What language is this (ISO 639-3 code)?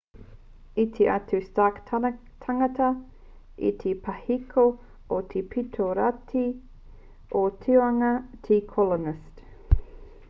mri